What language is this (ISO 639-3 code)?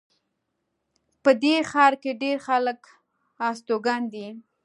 pus